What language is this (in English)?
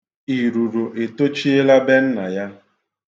Igbo